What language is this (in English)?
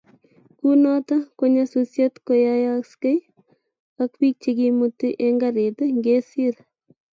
Kalenjin